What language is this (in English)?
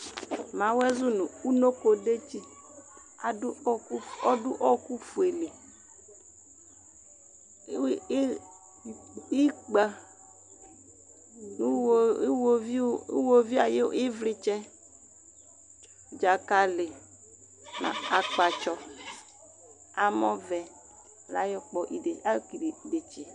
Ikposo